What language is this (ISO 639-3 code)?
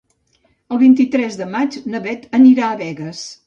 cat